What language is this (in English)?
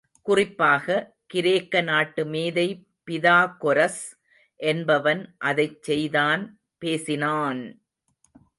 Tamil